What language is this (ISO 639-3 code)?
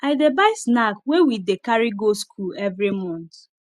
pcm